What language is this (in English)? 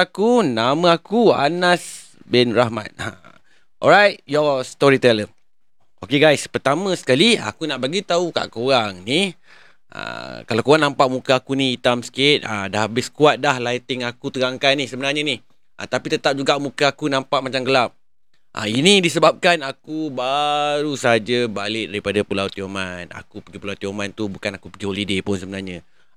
Malay